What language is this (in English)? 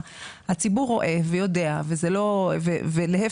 Hebrew